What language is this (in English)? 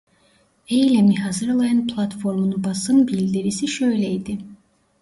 Turkish